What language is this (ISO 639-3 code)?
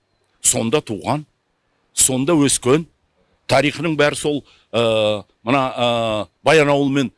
kaz